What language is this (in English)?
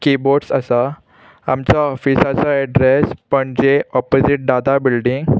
Konkani